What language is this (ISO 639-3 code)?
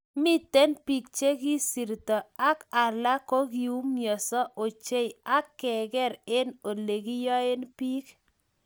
kln